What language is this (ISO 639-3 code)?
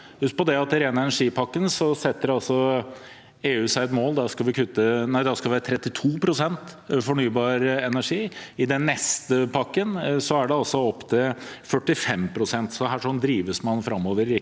nor